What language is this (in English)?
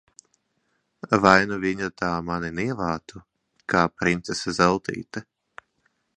Latvian